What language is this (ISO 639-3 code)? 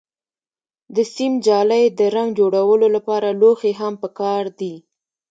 pus